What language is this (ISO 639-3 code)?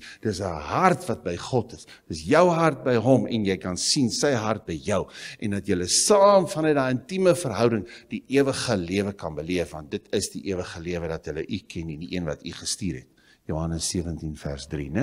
nld